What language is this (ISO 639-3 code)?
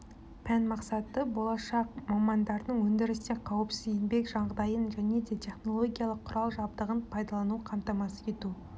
kaz